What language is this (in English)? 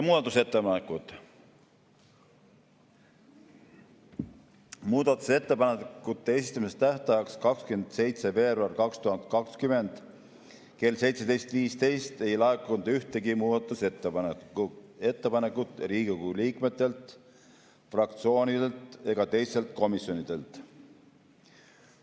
Estonian